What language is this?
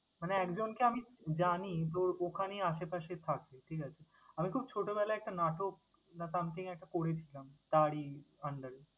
Bangla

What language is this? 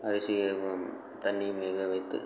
Tamil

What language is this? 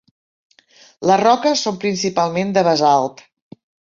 Catalan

